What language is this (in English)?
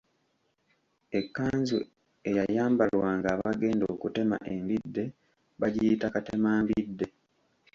Ganda